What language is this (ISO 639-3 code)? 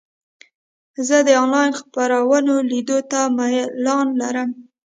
pus